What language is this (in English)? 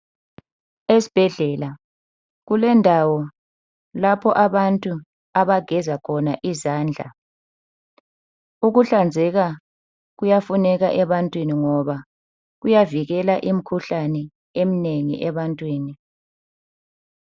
North Ndebele